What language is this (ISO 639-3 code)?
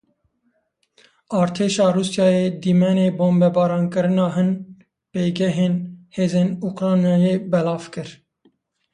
kur